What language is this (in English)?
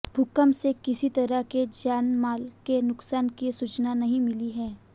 Hindi